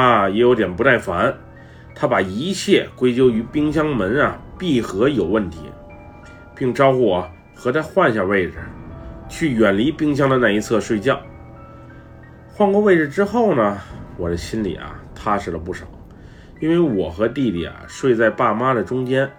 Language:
Chinese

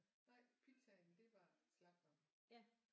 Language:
Danish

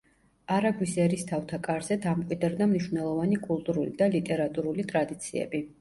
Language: Georgian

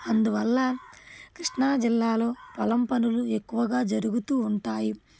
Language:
Telugu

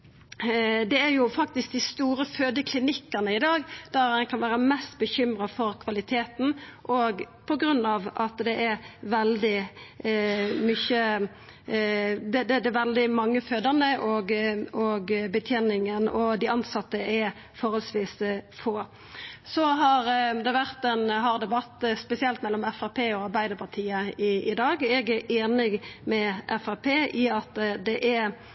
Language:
Norwegian Nynorsk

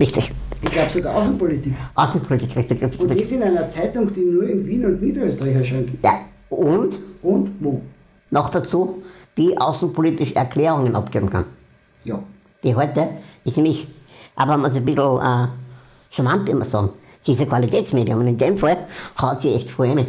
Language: German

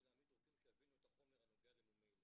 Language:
Hebrew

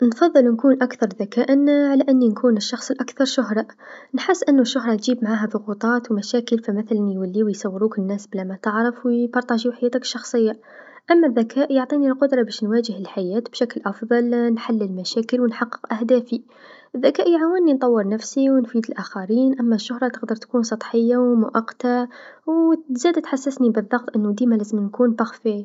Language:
Tunisian Arabic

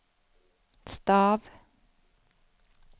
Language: Norwegian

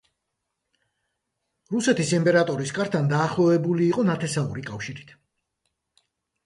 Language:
Georgian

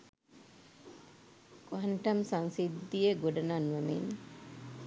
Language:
Sinhala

